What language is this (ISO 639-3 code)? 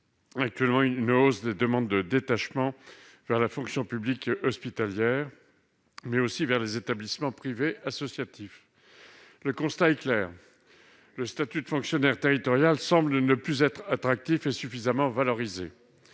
fra